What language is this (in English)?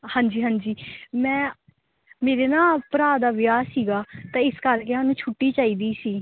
Punjabi